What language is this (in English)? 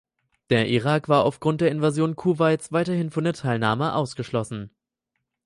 German